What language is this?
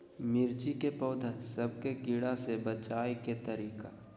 Magahi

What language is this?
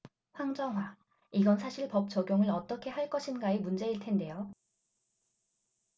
Korean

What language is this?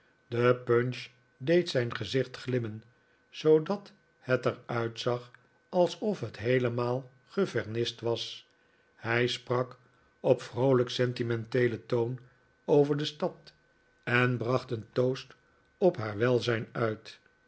Dutch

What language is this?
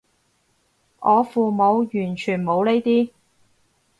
Cantonese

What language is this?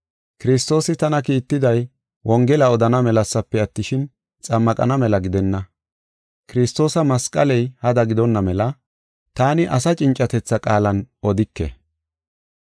Gofa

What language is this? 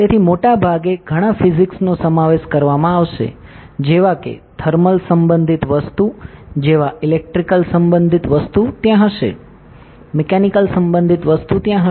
Gujarati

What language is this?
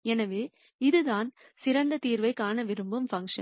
Tamil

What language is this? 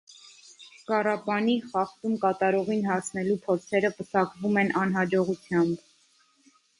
Armenian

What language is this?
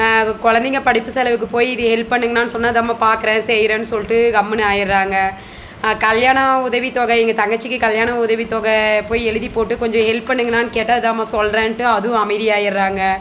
Tamil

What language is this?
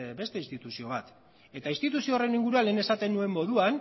Basque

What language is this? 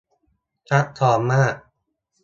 Thai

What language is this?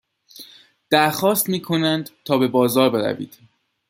Persian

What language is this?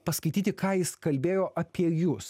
Lithuanian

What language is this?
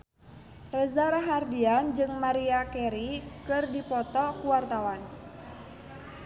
Sundanese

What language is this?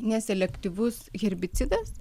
Lithuanian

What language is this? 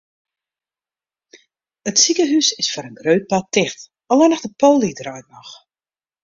Western Frisian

